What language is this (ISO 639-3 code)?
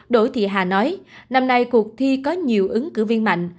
vie